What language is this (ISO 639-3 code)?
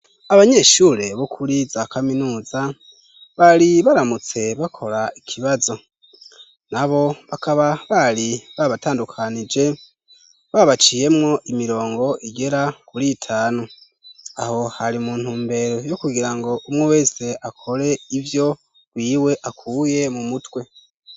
run